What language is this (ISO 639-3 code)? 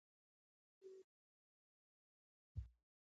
pus